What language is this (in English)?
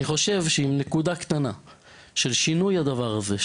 Hebrew